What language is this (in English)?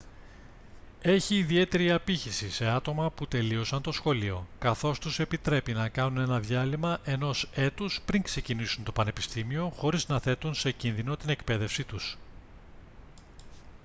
Greek